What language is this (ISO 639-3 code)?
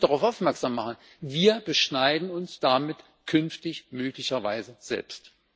deu